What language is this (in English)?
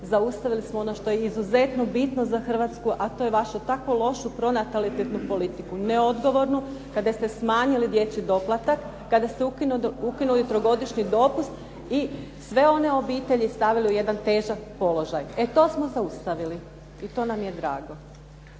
Croatian